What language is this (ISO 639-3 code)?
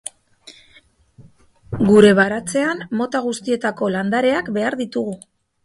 eus